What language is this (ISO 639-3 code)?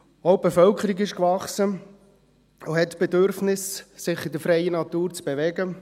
gsw